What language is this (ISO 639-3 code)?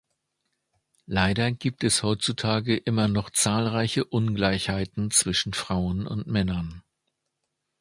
deu